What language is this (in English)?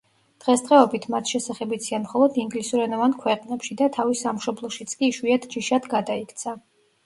Georgian